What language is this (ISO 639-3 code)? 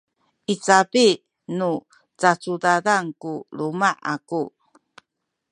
szy